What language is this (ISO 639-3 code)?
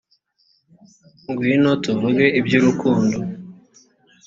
kin